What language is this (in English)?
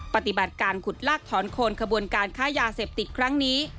Thai